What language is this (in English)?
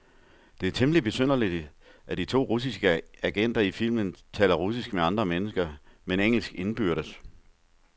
Danish